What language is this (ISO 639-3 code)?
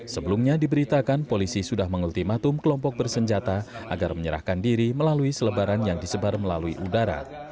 ind